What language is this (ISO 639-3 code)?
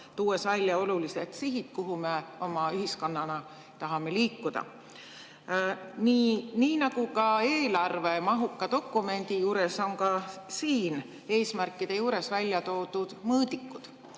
est